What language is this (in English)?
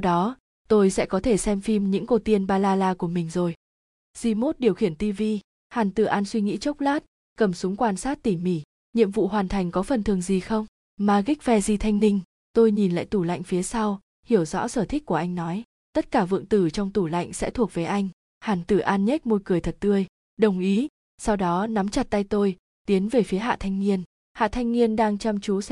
Vietnamese